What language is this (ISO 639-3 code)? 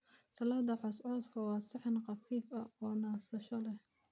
som